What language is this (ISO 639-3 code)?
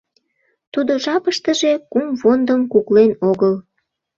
chm